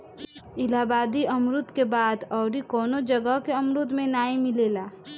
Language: Bhojpuri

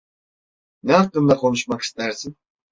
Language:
Turkish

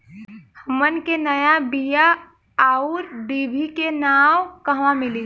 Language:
Bhojpuri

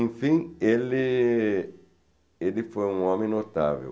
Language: Portuguese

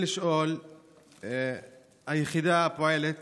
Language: Hebrew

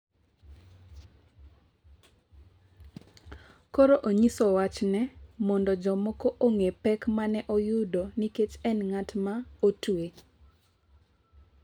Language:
Luo (Kenya and Tanzania)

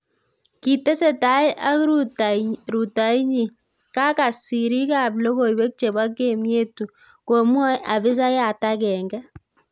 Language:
Kalenjin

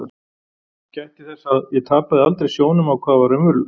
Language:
Icelandic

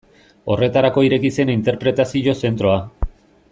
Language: Basque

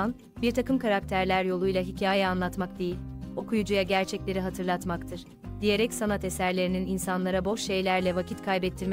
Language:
Turkish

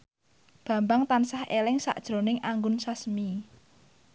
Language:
Javanese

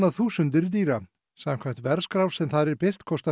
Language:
Icelandic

